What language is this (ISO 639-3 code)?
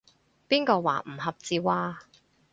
yue